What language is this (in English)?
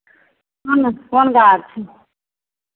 Maithili